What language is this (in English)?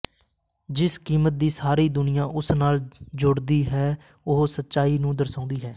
Punjabi